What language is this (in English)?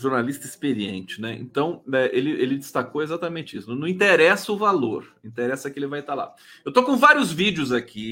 Portuguese